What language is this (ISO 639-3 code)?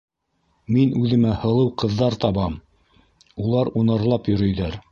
bak